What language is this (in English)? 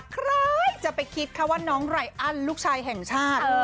Thai